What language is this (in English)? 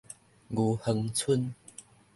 Min Nan Chinese